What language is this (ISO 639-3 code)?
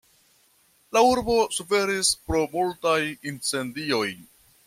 epo